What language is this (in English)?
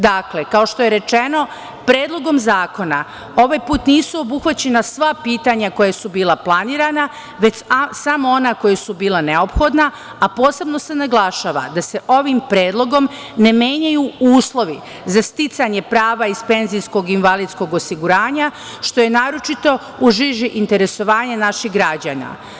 Serbian